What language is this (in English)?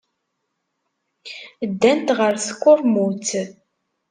Kabyle